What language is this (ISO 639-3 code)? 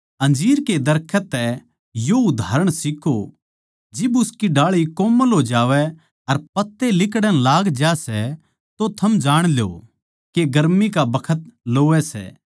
bgc